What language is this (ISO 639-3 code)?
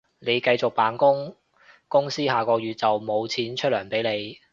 yue